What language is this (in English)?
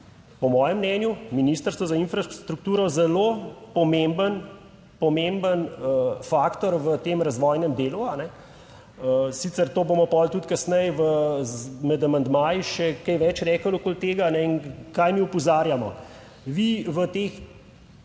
Slovenian